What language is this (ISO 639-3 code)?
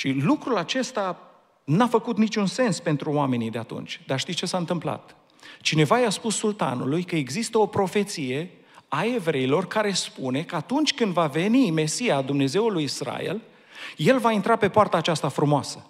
ron